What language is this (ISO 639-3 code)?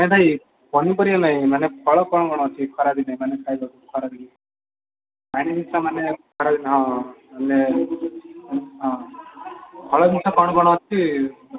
ori